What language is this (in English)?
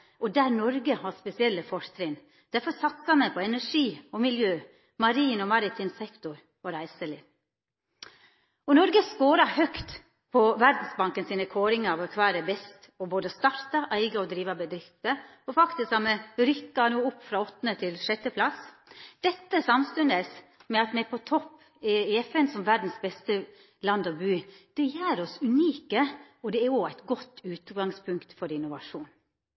Norwegian Nynorsk